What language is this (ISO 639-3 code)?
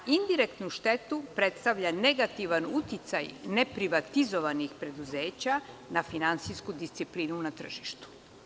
srp